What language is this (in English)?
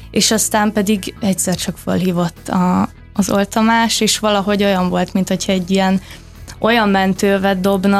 Hungarian